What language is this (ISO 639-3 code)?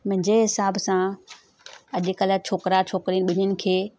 snd